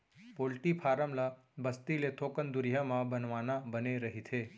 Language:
Chhattisgarhi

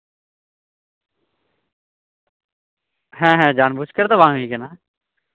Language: Santali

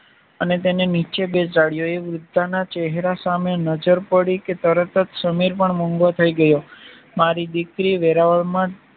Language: Gujarati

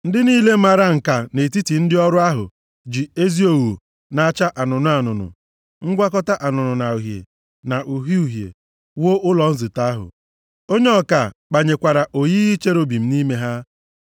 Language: Igbo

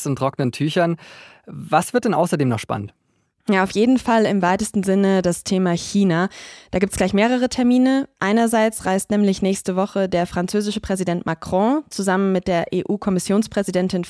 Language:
German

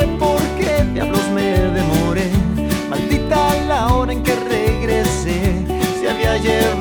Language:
Czech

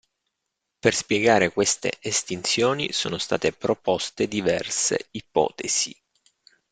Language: Italian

